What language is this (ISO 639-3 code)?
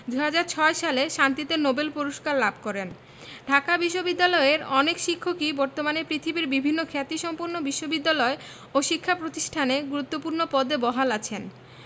ben